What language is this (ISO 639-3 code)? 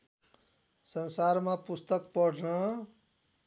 nep